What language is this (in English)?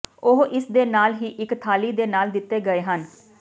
Punjabi